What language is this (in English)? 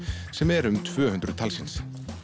Icelandic